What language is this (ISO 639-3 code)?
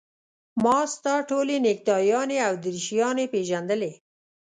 pus